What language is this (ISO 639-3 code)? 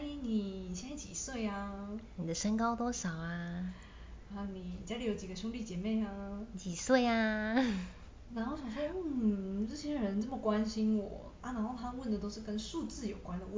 zho